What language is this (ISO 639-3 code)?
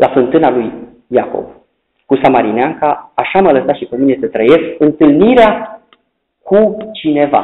ron